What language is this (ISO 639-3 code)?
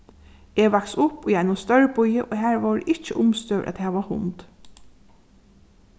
fao